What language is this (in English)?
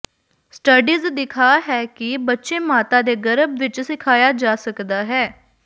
Punjabi